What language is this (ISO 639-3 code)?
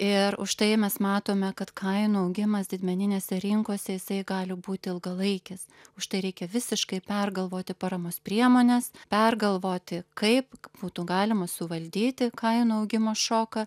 lit